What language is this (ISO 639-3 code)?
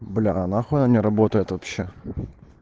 rus